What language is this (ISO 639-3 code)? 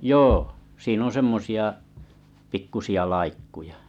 fin